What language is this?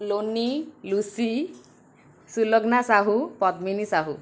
Odia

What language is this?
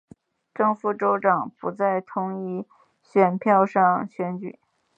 Chinese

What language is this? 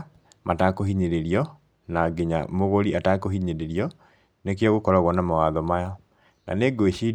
Kikuyu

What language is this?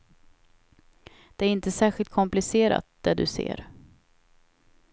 Swedish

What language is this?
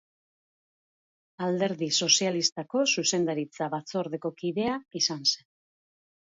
Basque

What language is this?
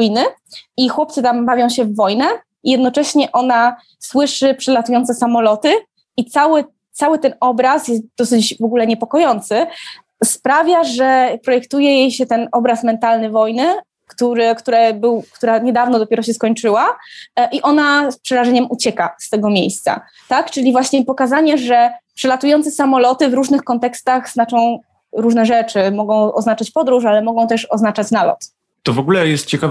Polish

